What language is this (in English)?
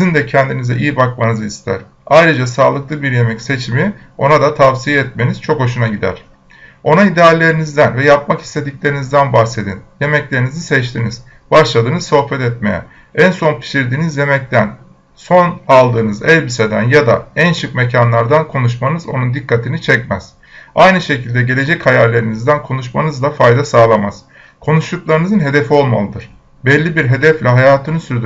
Turkish